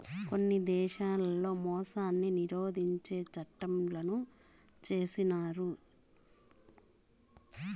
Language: Telugu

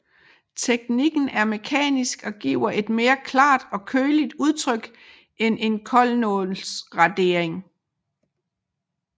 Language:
Danish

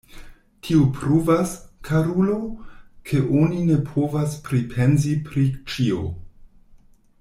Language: Esperanto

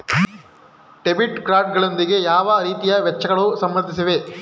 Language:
Kannada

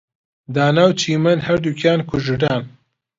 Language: Central Kurdish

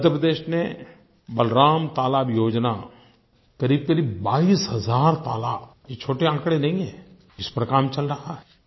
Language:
Hindi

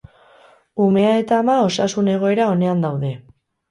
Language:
Basque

